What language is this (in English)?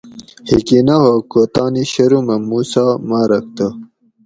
Gawri